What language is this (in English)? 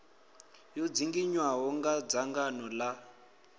Venda